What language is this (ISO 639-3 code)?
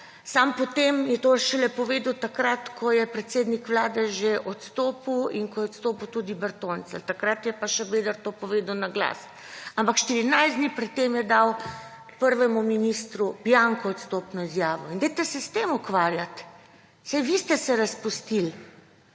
slv